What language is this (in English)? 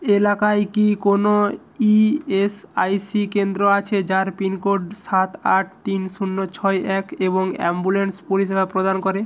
Bangla